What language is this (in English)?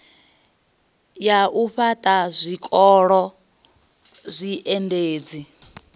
Venda